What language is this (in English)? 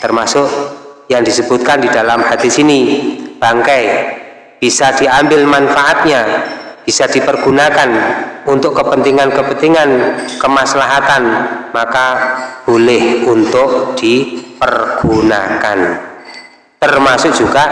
Indonesian